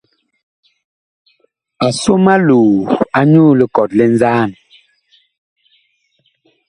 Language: Bakoko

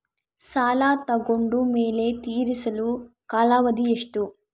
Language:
Kannada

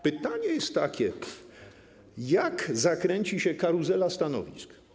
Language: Polish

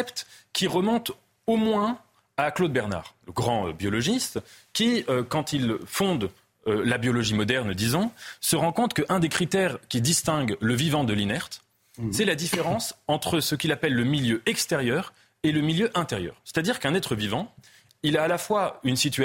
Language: French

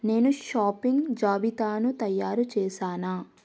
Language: Telugu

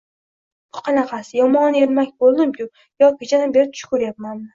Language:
Uzbek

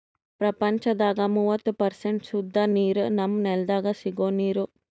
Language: Kannada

